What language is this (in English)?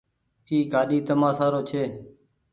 Goaria